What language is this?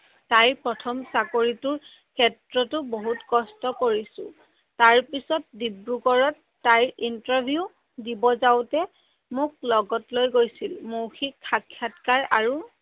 Assamese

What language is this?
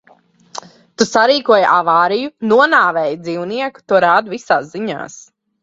Latvian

